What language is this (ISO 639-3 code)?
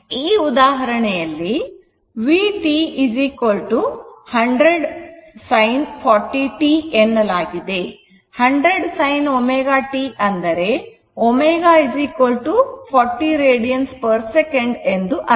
kan